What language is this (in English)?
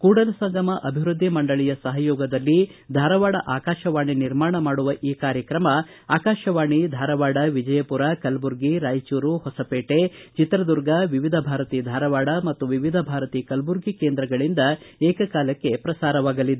Kannada